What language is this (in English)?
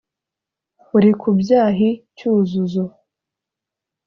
Kinyarwanda